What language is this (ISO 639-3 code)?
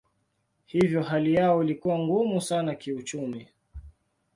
swa